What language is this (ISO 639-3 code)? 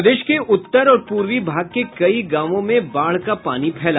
hin